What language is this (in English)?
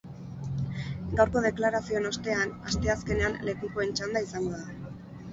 Basque